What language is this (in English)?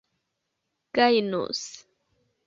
Esperanto